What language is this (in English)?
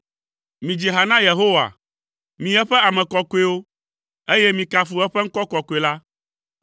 Ewe